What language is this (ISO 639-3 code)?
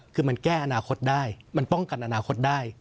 tha